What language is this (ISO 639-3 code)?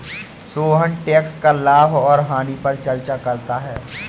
hin